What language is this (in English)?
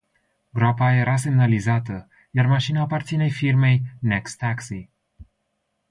Romanian